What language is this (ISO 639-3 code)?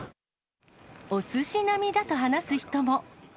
jpn